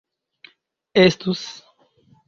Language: Esperanto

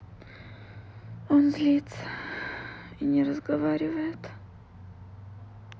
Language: Russian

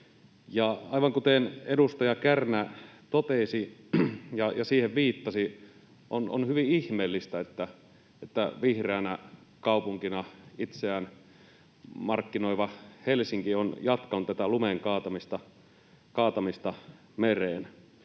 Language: Finnish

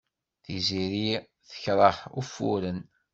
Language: Kabyle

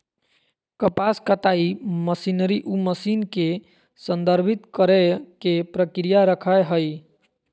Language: Magahi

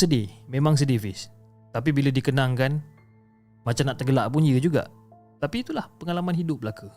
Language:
Malay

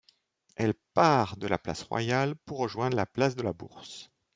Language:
French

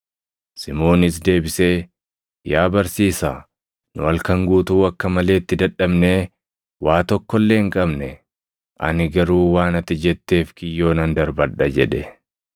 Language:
Oromo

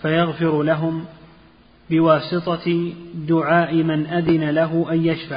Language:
Arabic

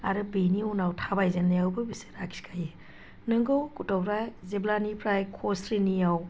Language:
Bodo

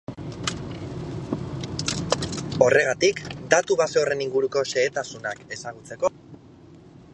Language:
Basque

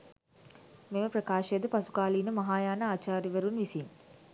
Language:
Sinhala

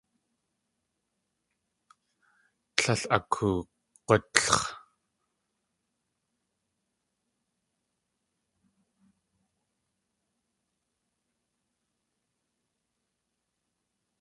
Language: Tlingit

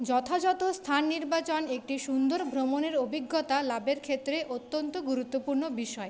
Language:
Bangla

